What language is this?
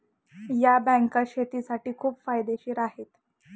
Marathi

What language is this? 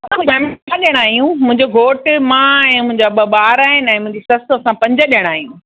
Sindhi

